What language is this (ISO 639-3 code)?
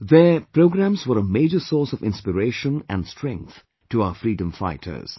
eng